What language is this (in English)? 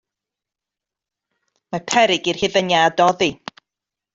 Welsh